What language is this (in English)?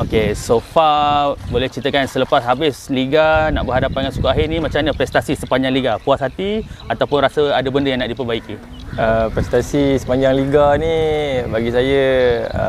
Malay